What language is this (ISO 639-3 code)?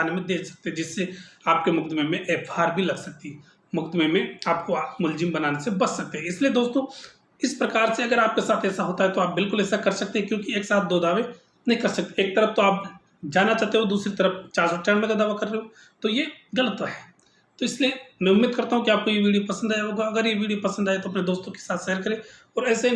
hin